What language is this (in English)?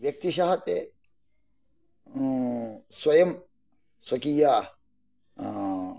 Sanskrit